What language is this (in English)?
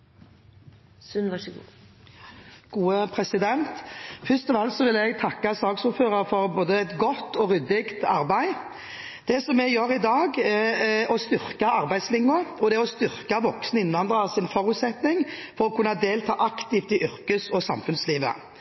Norwegian Bokmål